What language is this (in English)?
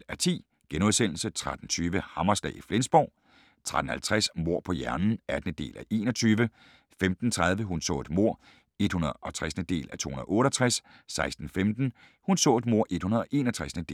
Danish